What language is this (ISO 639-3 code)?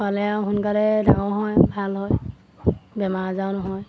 asm